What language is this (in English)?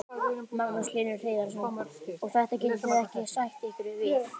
Icelandic